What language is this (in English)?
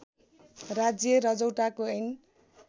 Nepali